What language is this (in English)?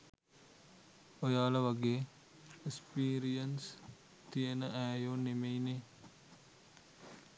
Sinhala